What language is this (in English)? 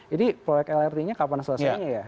Indonesian